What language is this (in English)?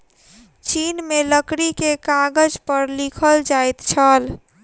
Maithili